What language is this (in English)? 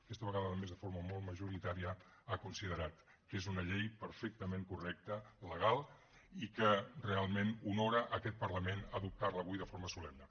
Catalan